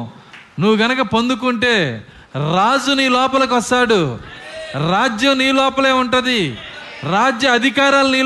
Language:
Telugu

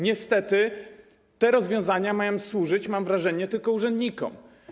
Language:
Polish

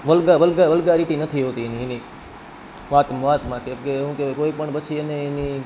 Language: Gujarati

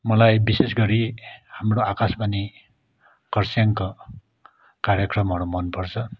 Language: Nepali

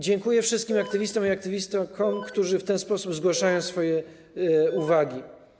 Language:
Polish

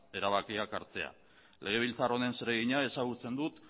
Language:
Basque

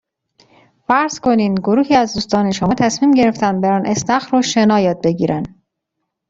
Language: Persian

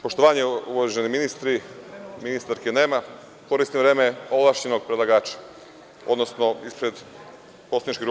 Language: Serbian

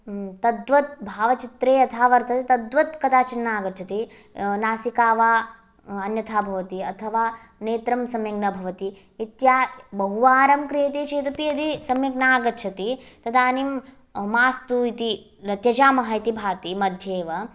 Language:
Sanskrit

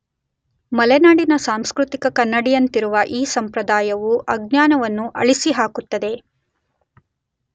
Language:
Kannada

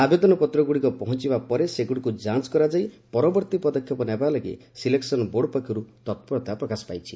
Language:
Odia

